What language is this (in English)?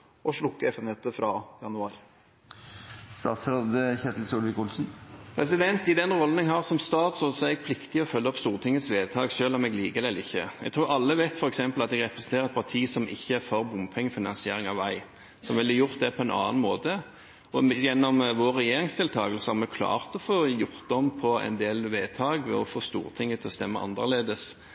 Norwegian